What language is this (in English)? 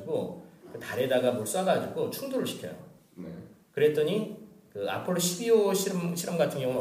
Korean